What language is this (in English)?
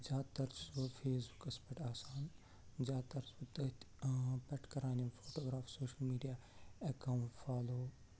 Kashmiri